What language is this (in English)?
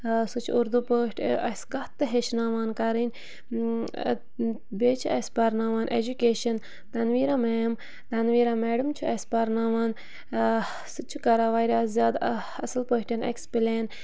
Kashmiri